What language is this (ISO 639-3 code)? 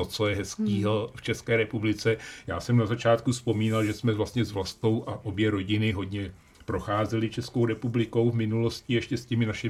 ces